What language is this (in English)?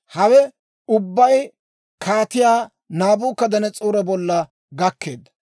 Dawro